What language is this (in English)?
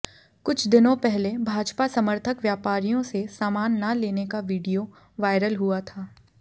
Hindi